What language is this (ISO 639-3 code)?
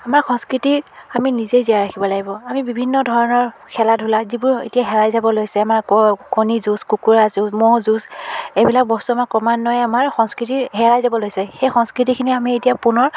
asm